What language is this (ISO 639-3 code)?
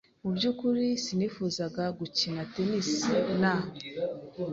kin